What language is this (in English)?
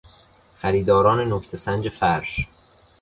Persian